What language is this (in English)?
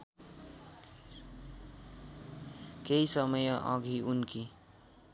Nepali